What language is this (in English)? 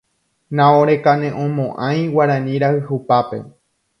Guarani